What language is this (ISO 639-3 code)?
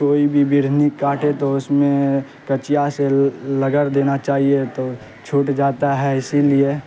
urd